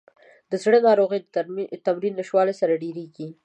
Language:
Pashto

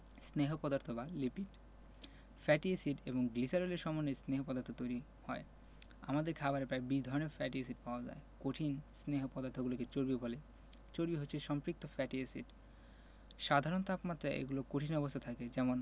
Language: Bangla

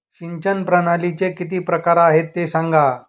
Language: Marathi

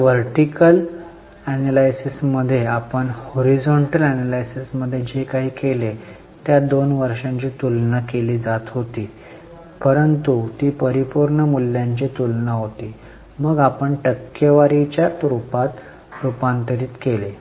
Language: Marathi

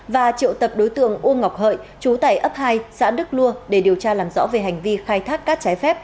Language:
Vietnamese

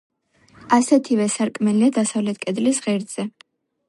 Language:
Georgian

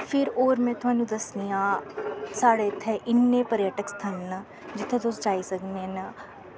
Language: Dogri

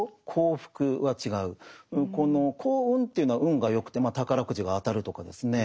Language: Japanese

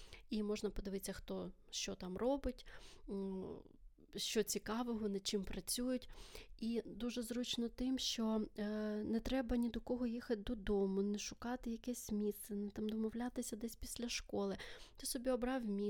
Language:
Ukrainian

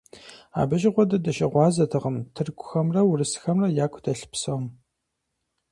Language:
Kabardian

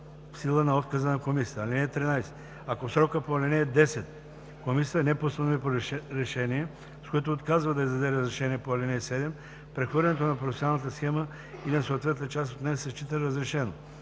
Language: Bulgarian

